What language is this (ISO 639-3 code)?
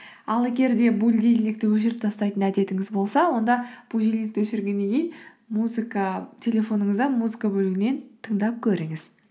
kaz